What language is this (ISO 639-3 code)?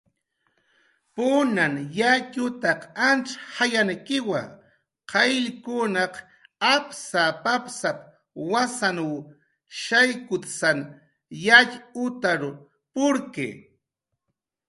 jqr